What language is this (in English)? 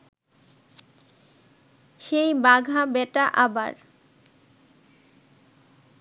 Bangla